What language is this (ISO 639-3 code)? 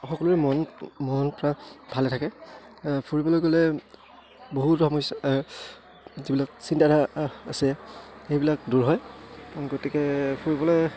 asm